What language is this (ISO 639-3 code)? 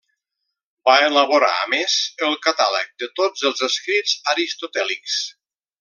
cat